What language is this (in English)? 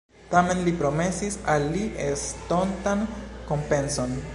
Esperanto